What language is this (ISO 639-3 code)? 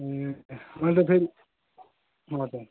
nep